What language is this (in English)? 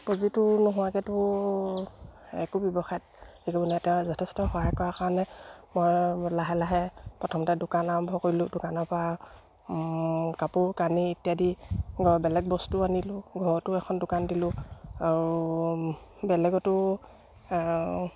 Assamese